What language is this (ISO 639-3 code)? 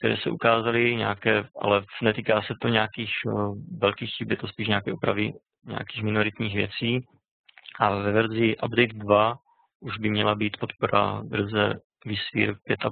ces